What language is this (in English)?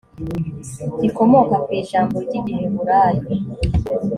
Kinyarwanda